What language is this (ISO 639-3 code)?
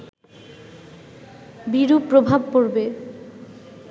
ben